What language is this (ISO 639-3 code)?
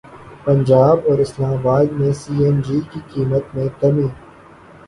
urd